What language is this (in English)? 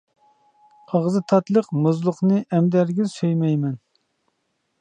Uyghur